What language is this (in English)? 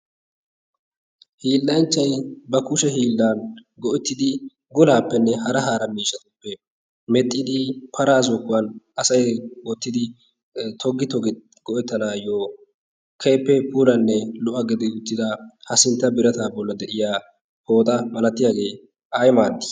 Wolaytta